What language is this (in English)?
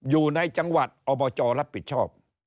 Thai